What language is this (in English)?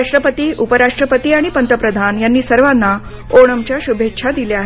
Marathi